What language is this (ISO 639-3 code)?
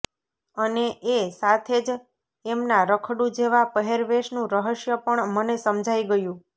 guj